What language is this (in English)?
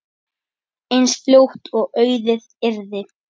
Icelandic